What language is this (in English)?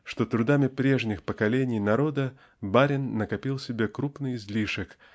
Russian